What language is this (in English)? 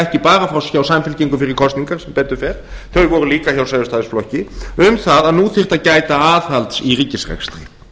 Icelandic